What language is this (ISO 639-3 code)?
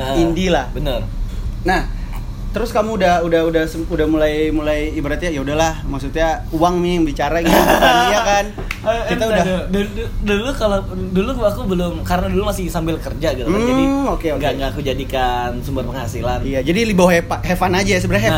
ind